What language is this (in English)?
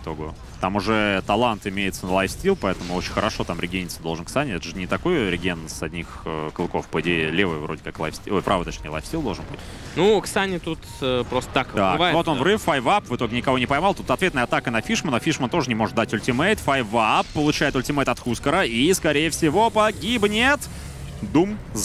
Russian